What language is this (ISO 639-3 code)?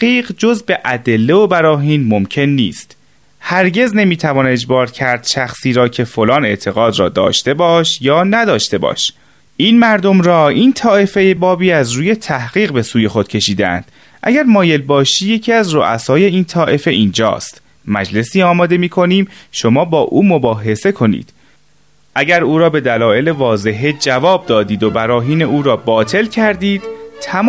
fas